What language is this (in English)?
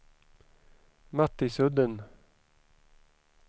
Swedish